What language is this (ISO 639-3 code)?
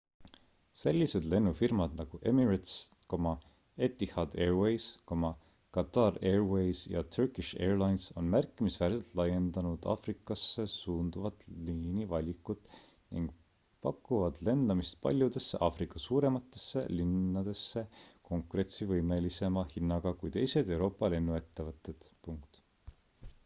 est